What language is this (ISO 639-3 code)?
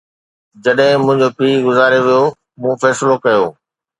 snd